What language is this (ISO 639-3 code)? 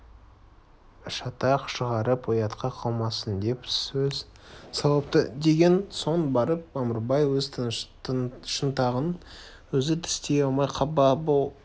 kaz